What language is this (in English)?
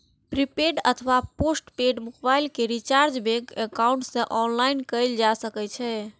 Maithili